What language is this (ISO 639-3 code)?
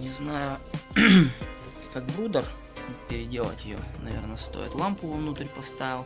rus